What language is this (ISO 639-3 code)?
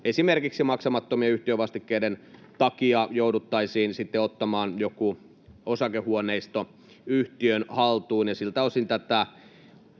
fin